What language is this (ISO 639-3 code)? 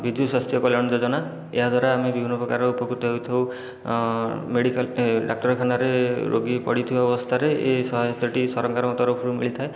ori